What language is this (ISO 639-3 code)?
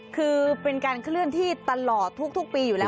tha